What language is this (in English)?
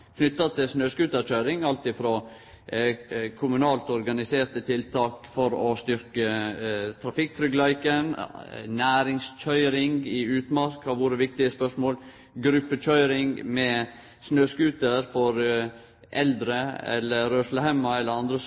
Norwegian Nynorsk